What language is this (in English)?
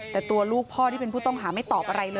Thai